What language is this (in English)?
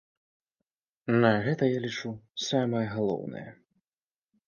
Belarusian